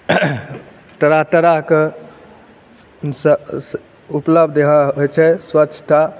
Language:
Maithili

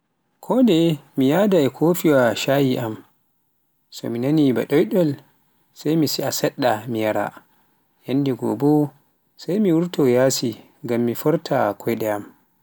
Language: Pular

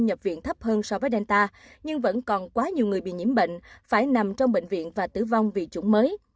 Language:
Vietnamese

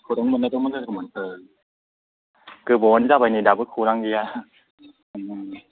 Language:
Bodo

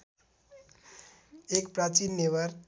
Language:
Nepali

